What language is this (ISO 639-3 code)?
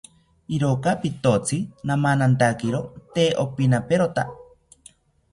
cpy